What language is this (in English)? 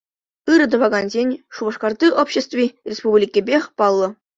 Chuvash